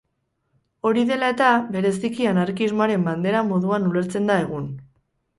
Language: Basque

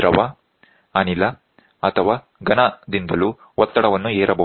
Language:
Kannada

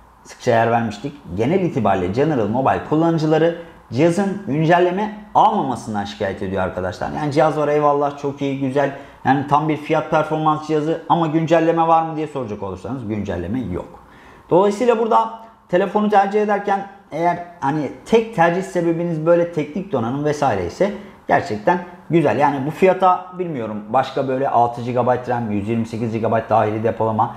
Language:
Turkish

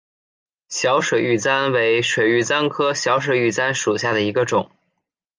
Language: Chinese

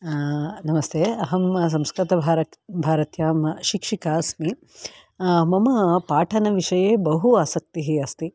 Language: Sanskrit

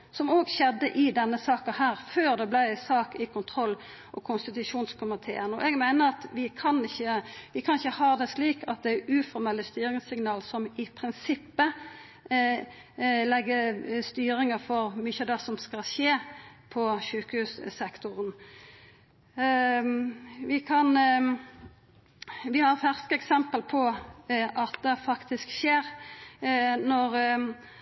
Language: Norwegian Nynorsk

